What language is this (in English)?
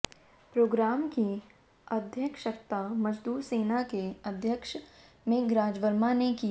Hindi